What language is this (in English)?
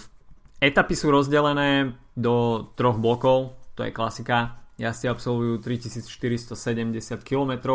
Slovak